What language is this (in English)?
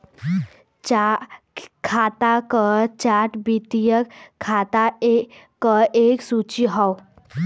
Bhojpuri